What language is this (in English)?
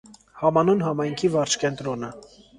Armenian